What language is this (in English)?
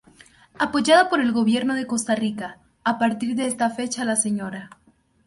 Spanish